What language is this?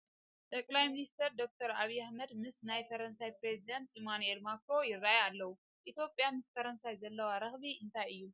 Tigrinya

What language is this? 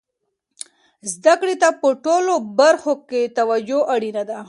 Pashto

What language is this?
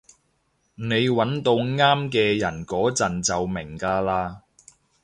Cantonese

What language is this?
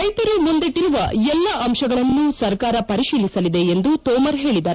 Kannada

